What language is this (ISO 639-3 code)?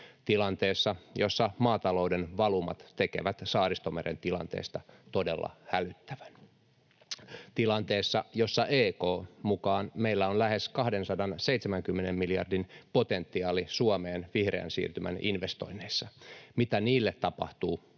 fin